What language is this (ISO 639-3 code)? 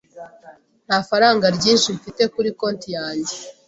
kin